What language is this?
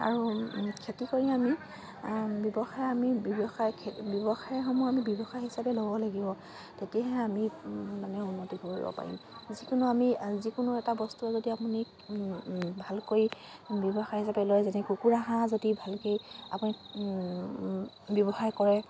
Assamese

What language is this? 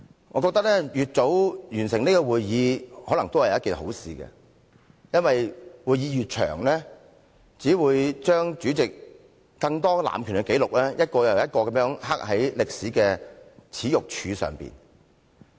Cantonese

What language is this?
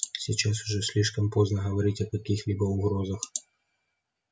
Russian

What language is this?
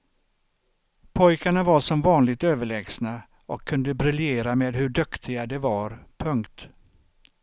Swedish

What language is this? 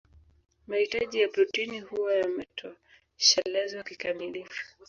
Swahili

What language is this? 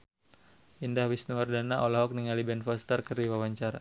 Sundanese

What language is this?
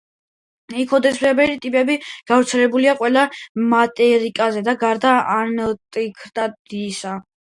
Georgian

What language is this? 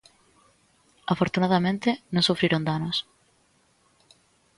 Galician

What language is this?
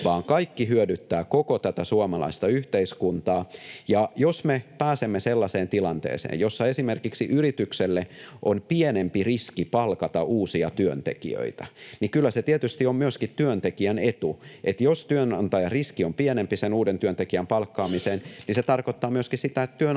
Finnish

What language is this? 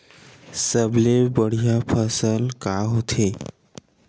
Chhattisgarhi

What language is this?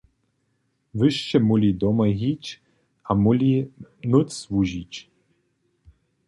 Upper Sorbian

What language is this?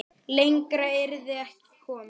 Icelandic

